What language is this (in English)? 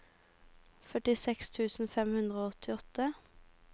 Norwegian